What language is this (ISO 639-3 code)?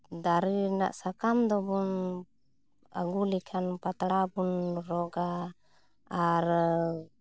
sat